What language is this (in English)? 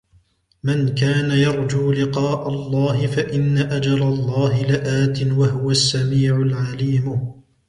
Arabic